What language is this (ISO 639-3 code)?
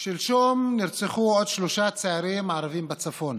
heb